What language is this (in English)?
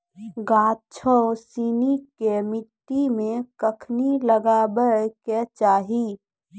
Maithili